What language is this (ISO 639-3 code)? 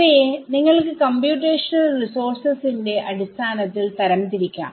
mal